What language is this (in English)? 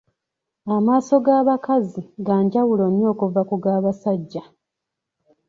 Ganda